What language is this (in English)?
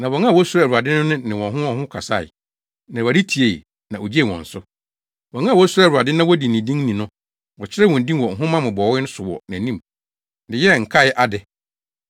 Akan